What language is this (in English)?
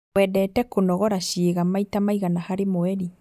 Kikuyu